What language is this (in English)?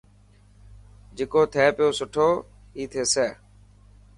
Dhatki